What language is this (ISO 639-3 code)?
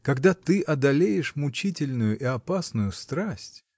rus